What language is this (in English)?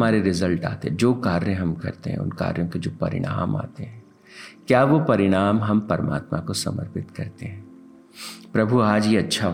Hindi